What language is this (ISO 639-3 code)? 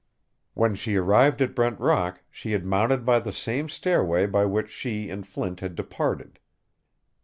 eng